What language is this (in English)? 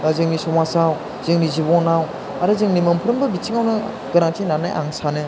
Bodo